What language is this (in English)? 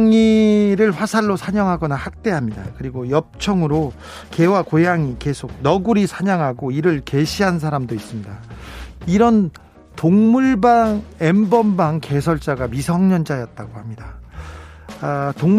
Korean